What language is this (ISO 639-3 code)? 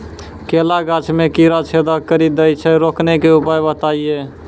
mai